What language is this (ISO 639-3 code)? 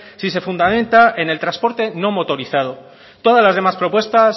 spa